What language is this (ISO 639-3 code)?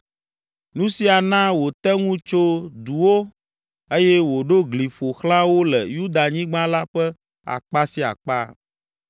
ewe